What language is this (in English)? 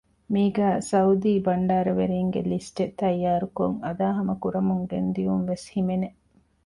Divehi